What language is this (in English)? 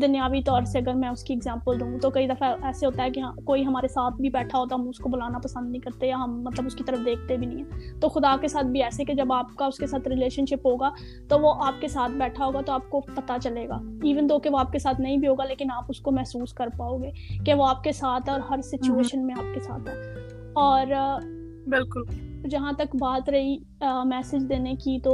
Urdu